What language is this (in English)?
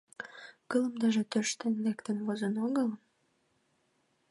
Mari